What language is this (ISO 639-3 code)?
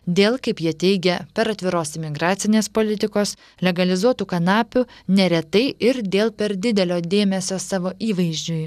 lit